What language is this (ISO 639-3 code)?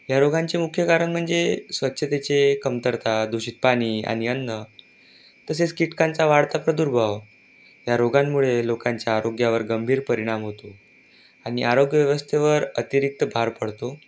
mar